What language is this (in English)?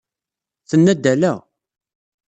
Kabyle